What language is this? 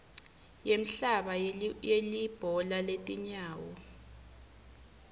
Swati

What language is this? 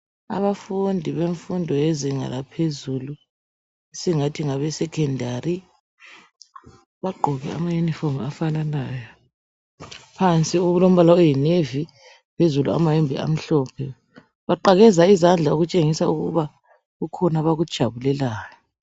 North Ndebele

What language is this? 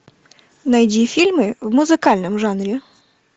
Russian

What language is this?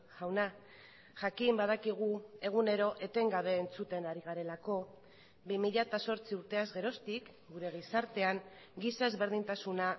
Basque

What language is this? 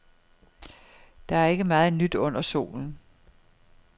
Danish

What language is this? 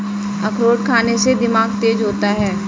Hindi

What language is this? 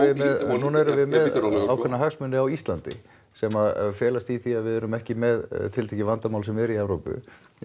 Icelandic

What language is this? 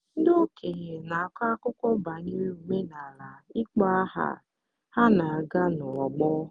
Igbo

